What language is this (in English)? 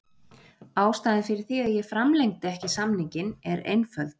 Icelandic